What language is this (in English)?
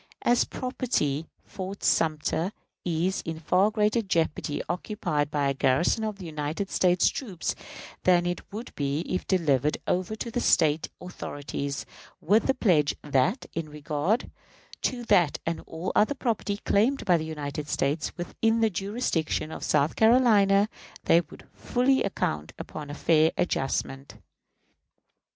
English